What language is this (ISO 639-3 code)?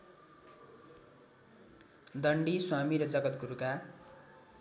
nep